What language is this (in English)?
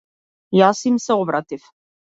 Macedonian